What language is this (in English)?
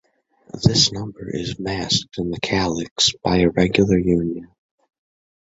English